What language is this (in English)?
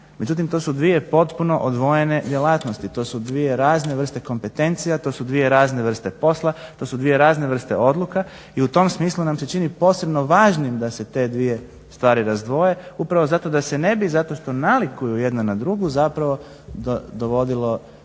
Croatian